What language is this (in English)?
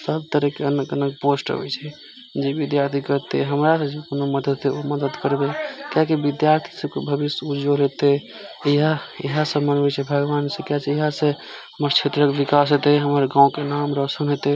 Maithili